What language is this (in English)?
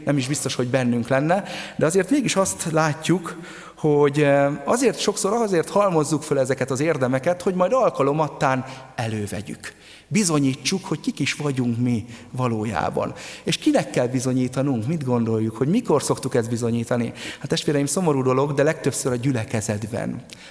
Hungarian